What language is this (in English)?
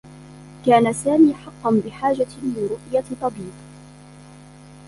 Arabic